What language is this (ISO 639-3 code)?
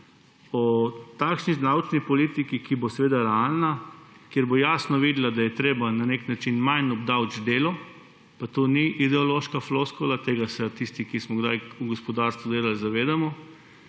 slv